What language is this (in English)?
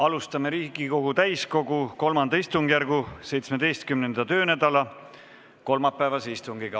Estonian